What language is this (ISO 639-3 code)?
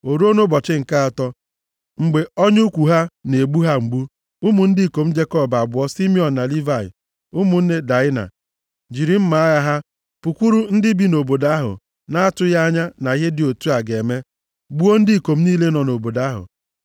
ibo